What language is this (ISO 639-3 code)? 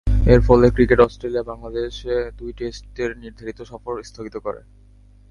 ben